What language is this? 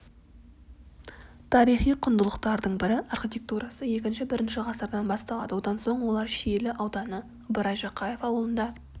Kazakh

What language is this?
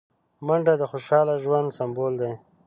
Pashto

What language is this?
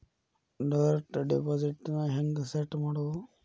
Kannada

